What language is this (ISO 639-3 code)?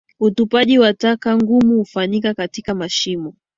swa